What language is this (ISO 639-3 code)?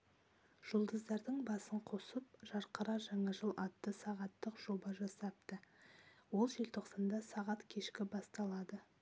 kaz